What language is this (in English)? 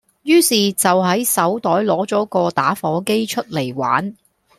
Cantonese